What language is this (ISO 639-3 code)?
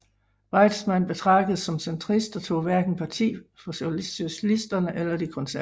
dan